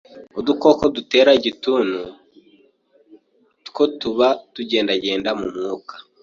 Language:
Kinyarwanda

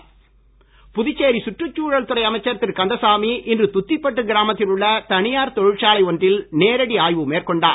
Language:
Tamil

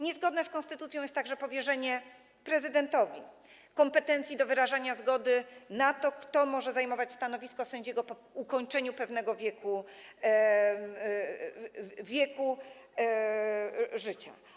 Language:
Polish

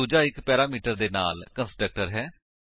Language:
Punjabi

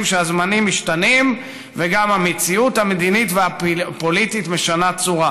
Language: Hebrew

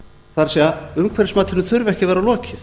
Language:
Icelandic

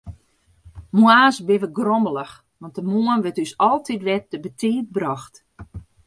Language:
Western Frisian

